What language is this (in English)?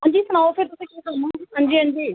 Dogri